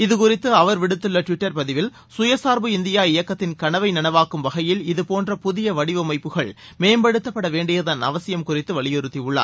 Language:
Tamil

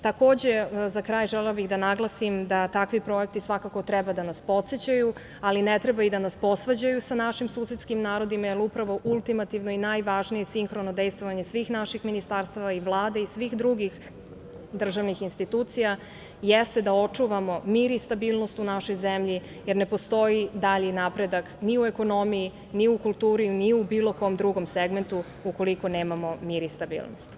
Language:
Serbian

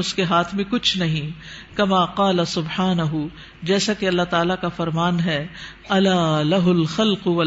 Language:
Urdu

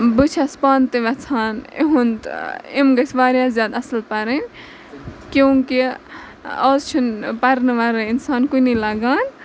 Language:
Kashmiri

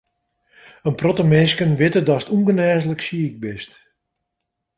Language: Western Frisian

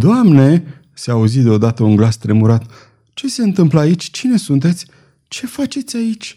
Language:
Romanian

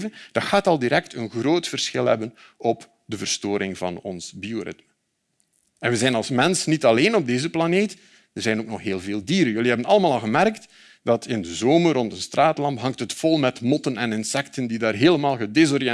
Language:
Dutch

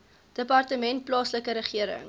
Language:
Afrikaans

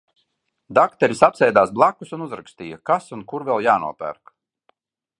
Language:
Latvian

